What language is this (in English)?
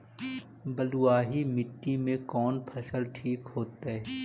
Magahi